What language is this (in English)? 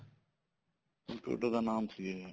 Punjabi